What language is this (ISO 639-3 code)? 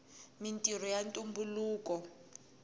tso